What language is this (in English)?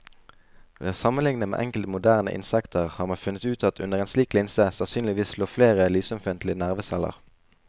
Norwegian